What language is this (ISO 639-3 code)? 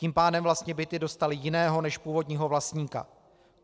ces